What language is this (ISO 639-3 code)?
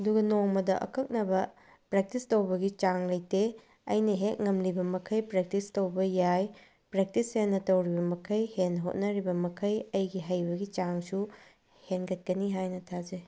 mni